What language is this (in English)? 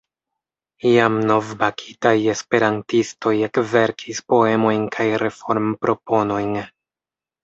Esperanto